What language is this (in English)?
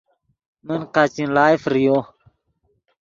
Yidgha